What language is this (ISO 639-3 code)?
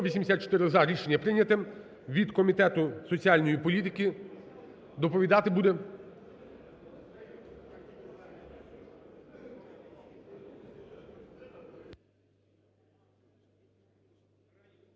ukr